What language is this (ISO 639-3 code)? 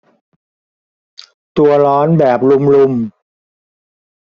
tha